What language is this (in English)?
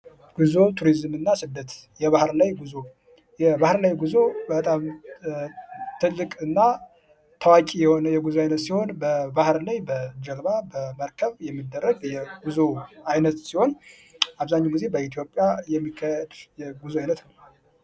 Amharic